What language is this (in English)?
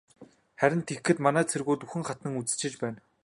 Mongolian